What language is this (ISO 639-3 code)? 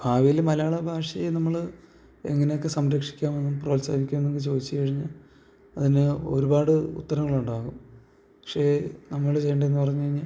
mal